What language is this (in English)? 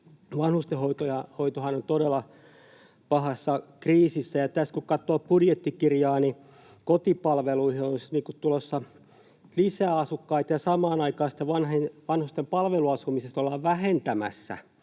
Finnish